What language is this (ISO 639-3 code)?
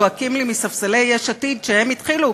heb